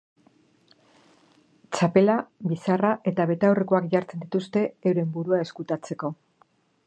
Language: Basque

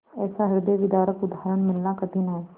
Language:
Hindi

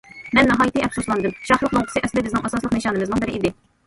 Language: Uyghur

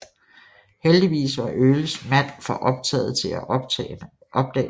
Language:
Danish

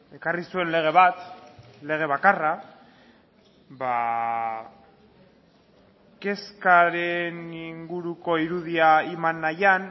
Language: Basque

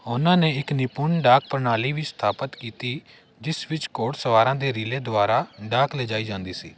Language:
Punjabi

